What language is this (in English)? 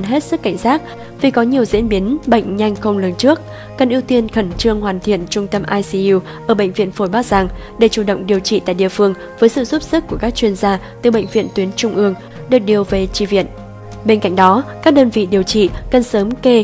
Vietnamese